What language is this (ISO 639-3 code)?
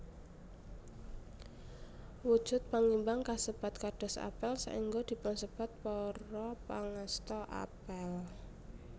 jav